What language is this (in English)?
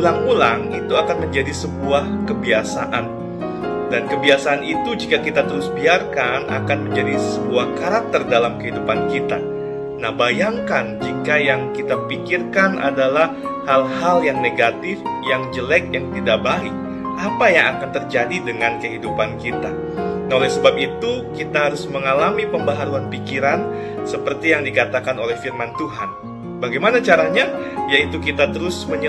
Indonesian